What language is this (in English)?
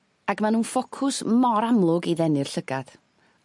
Welsh